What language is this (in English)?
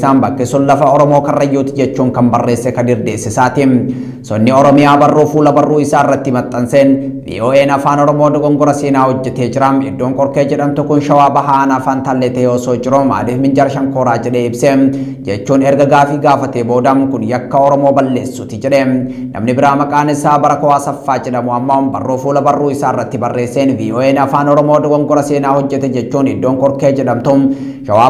Indonesian